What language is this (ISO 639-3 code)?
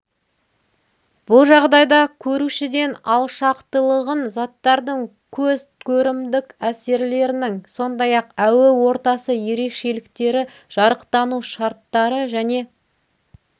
kaz